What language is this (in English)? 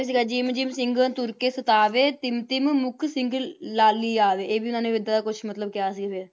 Punjabi